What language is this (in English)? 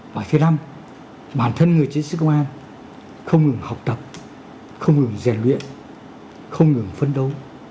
Vietnamese